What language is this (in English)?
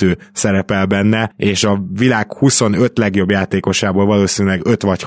Hungarian